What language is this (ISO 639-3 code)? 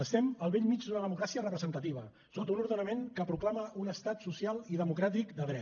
cat